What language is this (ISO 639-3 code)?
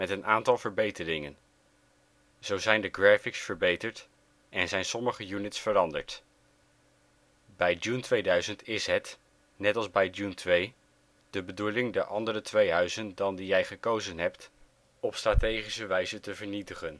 nld